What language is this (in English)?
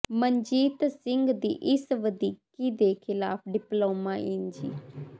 Punjabi